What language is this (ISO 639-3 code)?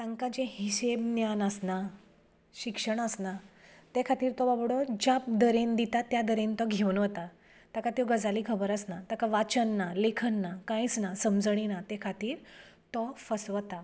kok